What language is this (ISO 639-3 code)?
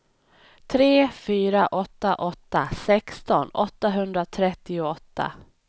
swe